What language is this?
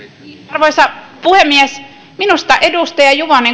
Finnish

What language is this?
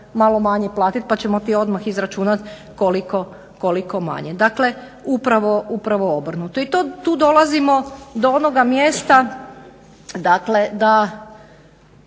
Croatian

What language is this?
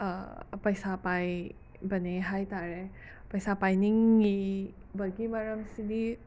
Manipuri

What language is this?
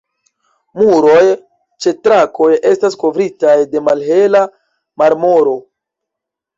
Esperanto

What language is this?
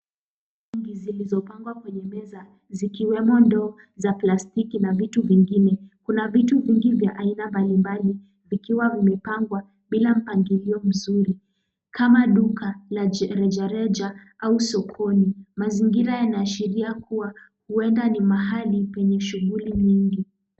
Swahili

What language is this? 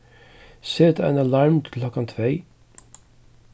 Faroese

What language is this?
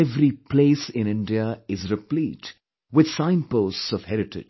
English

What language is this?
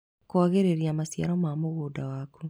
Kikuyu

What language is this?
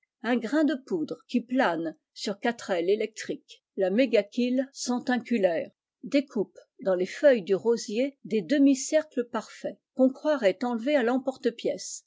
French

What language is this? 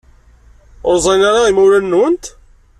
Kabyle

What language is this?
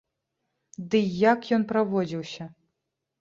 Belarusian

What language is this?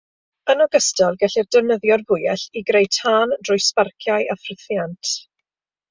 Welsh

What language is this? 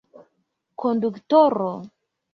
Esperanto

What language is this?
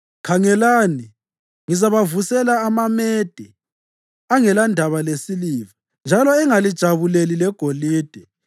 North Ndebele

